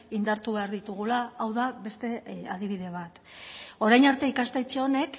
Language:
Basque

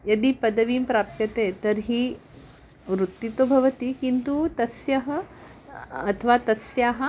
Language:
Sanskrit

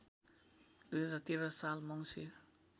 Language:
Nepali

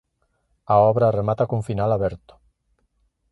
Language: Galician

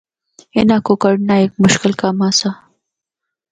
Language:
Northern Hindko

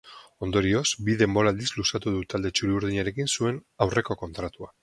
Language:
Basque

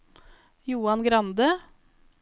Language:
Norwegian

